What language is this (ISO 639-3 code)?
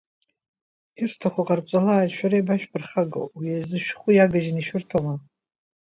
abk